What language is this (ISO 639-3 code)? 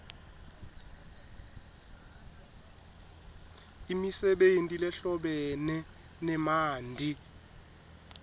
ssw